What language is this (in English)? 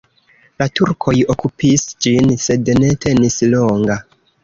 Esperanto